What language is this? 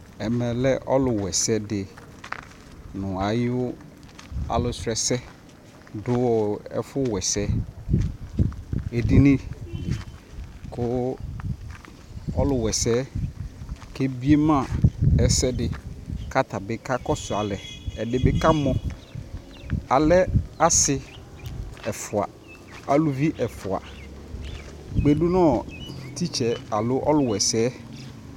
Ikposo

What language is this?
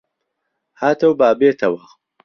Central Kurdish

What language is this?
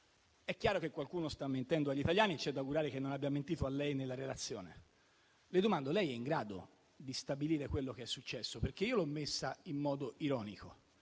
Italian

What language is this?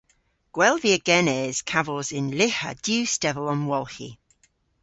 Cornish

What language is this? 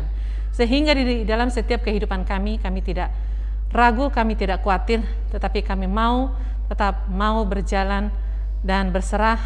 Indonesian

